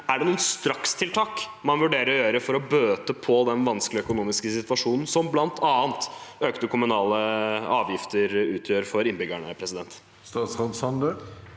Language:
Norwegian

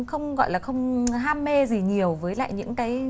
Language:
Vietnamese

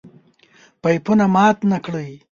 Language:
Pashto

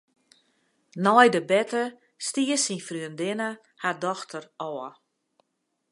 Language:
Western Frisian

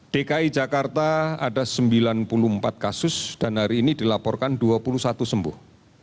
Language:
Indonesian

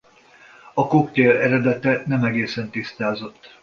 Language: Hungarian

